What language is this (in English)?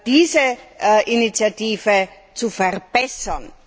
German